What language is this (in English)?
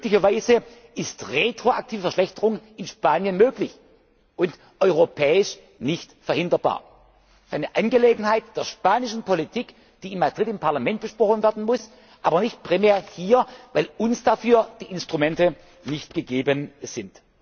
German